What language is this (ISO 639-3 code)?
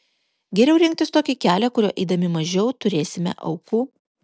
lit